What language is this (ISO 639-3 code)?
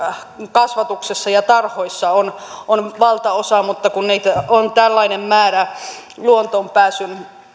fin